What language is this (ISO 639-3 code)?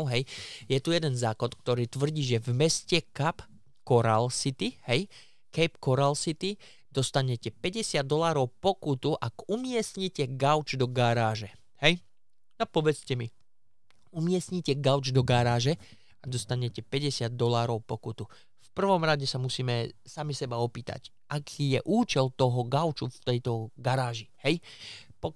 slk